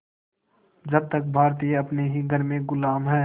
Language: Hindi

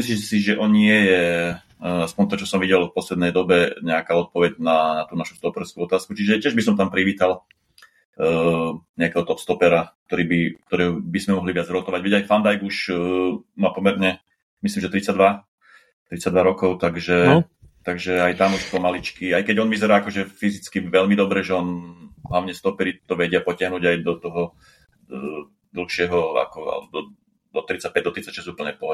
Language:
Slovak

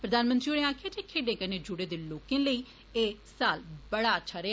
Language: Dogri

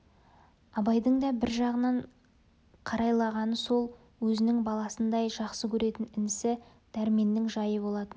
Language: Kazakh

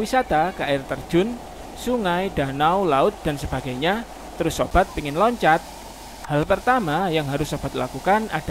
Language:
Indonesian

